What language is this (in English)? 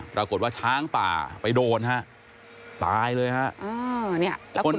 Thai